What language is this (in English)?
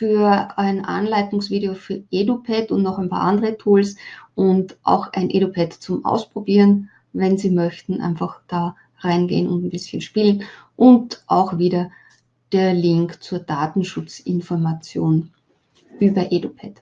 German